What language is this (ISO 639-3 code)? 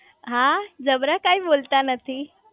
guj